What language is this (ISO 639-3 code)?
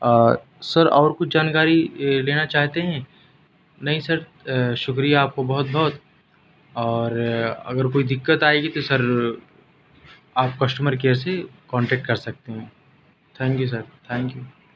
urd